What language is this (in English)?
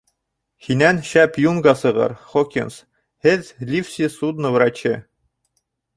Bashkir